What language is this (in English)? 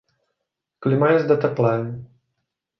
Czech